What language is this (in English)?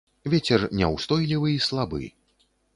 Belarusian